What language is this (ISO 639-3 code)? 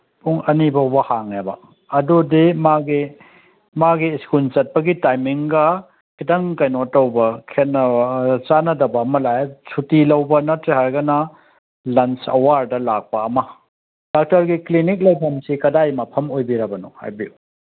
mni